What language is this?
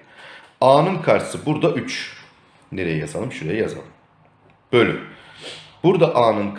Turkish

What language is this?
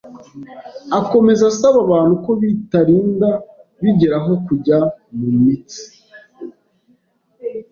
Kinyarwanda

